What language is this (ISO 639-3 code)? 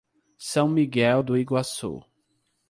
por